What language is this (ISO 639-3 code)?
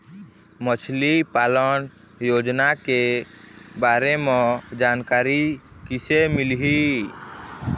hne